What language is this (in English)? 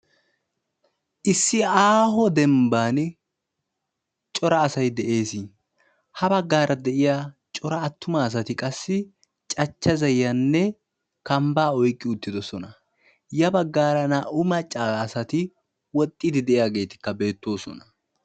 Wolaytta